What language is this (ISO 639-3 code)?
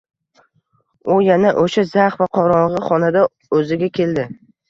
uzb